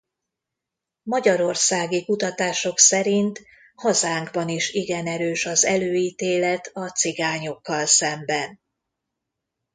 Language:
Hungarian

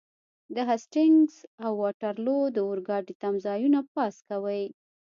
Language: Pashto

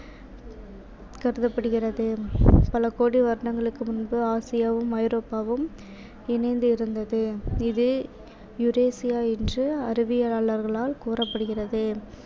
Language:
Tamil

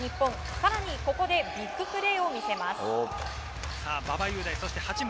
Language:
Japanese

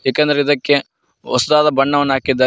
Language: Kannada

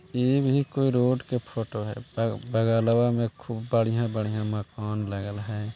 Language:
Magahi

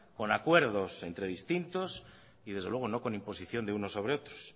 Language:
Spanish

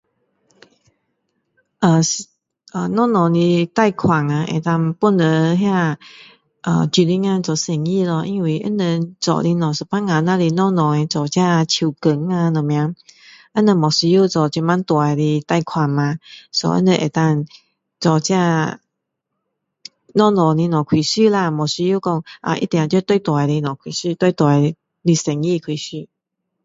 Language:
Min Dong Chinese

